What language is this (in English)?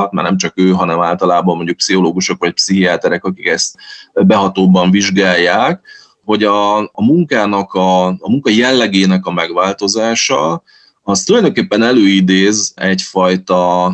Hungarian